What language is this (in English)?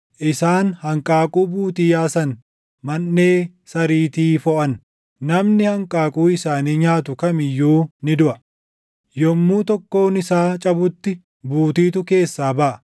Oromo